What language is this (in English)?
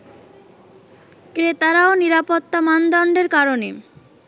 Bangla